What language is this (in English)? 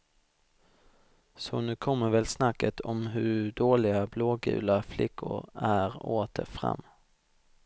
Swedish